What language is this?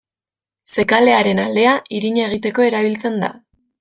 Basque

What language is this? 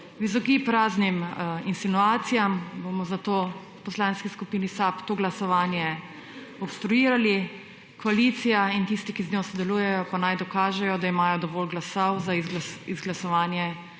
Slovenian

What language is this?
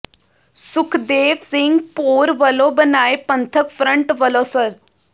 Punjabi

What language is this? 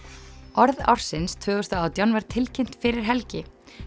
Icelandic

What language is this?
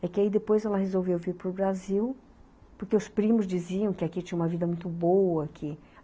Portuguese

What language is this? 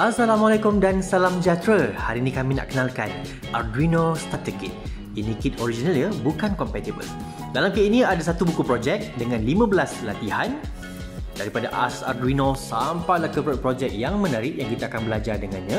Malay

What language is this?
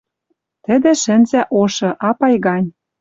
Western Mari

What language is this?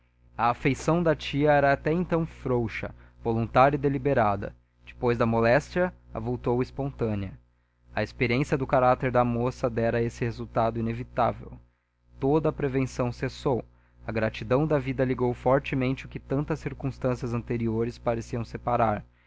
Portuguese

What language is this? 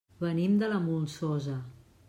Catalan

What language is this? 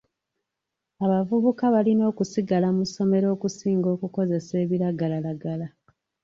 Ganda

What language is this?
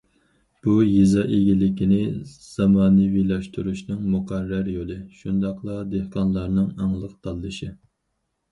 Uyghur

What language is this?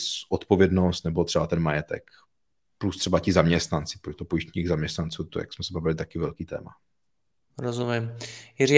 Czech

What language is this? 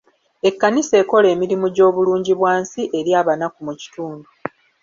Ganda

